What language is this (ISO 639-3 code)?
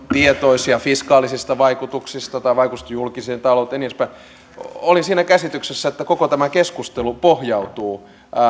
fin